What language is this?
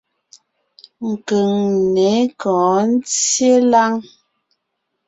Ngiemboon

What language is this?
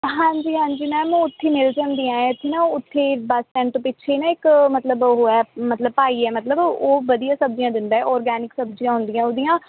Punjabi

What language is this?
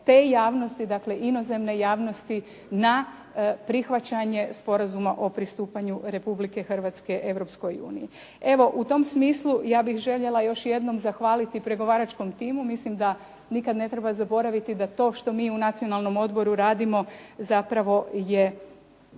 Croatian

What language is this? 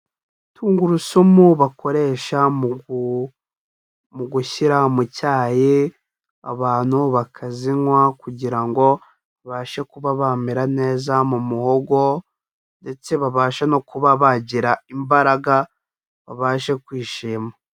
Kinyarwanda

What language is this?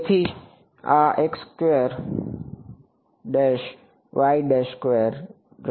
Gujarati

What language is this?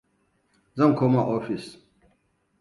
Hausa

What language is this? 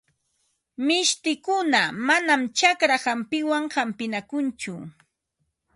Ambo-Pasco Quechua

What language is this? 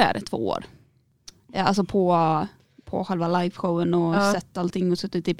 Swedish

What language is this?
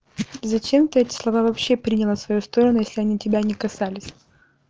Russian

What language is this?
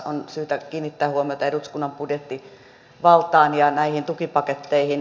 Finnish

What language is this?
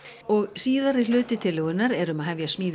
Icelandic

